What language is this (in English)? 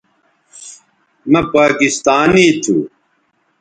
Bateri